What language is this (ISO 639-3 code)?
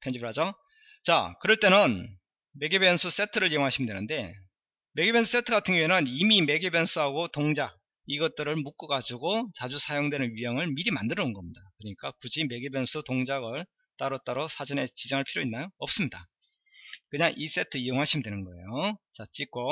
kor